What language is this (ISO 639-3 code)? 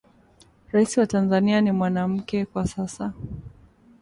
swa